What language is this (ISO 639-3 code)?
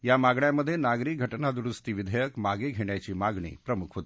mar